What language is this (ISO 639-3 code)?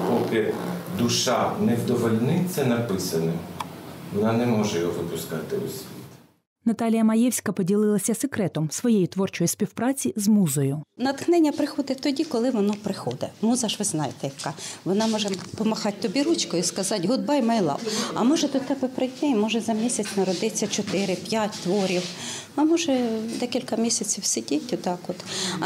ukr